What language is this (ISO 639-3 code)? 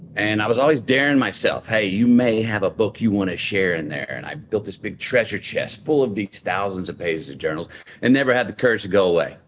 eng